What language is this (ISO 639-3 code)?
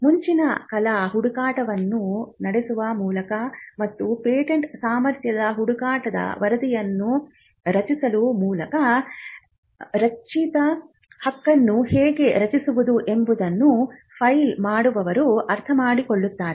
kan